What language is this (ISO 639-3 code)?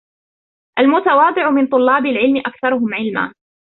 ara